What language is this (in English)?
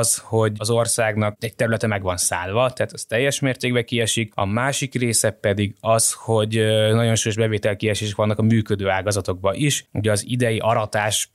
Hungarian